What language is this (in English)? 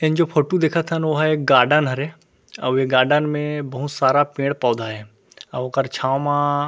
Chhattisgarhi